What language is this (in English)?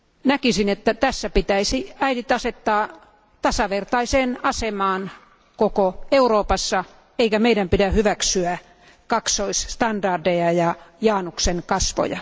Finnish